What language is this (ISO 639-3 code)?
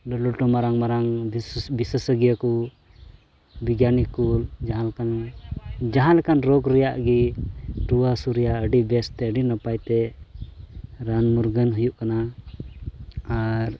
sat